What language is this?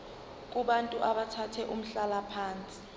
Zulu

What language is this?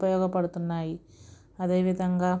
Telugu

